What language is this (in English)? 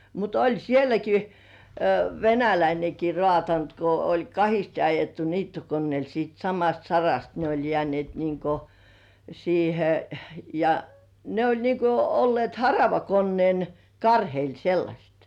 Finnish